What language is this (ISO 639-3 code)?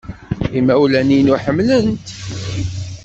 kab